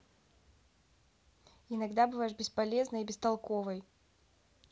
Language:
Russian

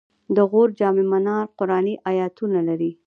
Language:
Pashto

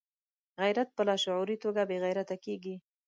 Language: Pashto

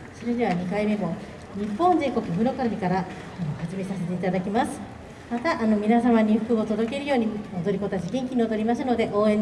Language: Japanese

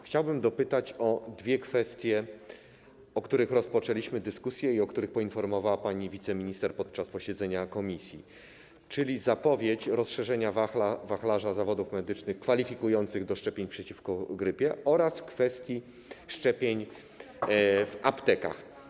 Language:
Polish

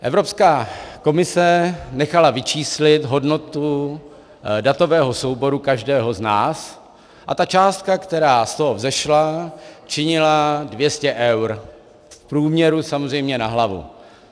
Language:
Czech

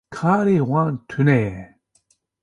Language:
Kurdish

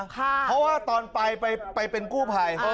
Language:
Thai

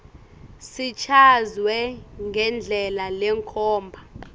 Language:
Swati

